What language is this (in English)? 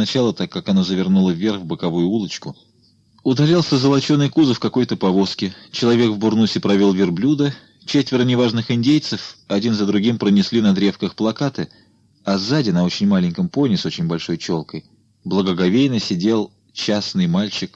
Russian